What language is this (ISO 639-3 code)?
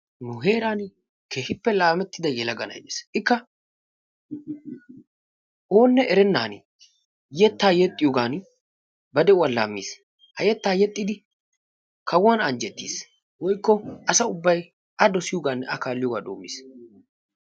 wal